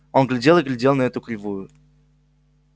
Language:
Russian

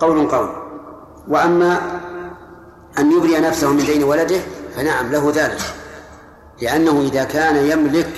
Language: Arabic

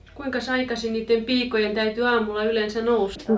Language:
Finnish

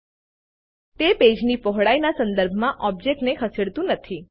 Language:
Gujarati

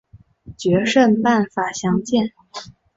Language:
Chinese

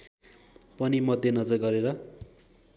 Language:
Nepali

